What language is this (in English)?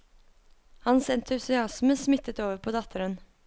Norwegian